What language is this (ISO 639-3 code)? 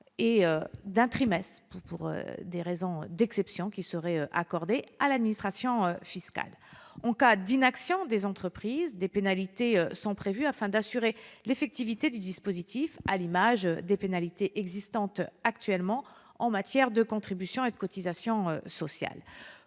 fra